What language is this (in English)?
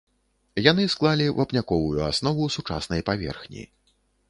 Belarusian